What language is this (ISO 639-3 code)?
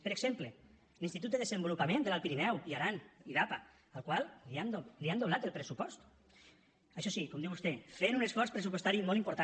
cat